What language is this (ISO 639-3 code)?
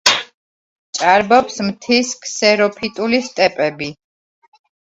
kat